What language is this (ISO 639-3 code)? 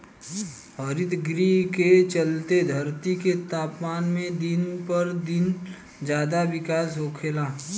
bho